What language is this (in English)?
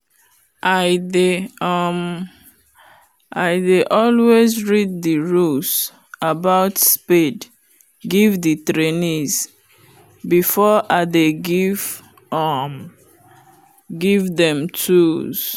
Nigerian Pidgin